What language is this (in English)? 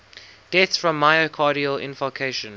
English